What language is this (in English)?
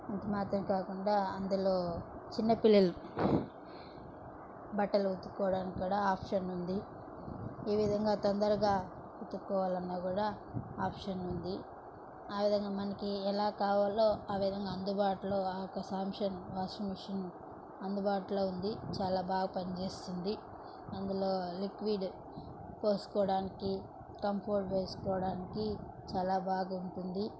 Telugu